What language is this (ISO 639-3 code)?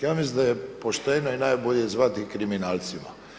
hrv